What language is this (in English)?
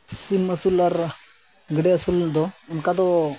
Santali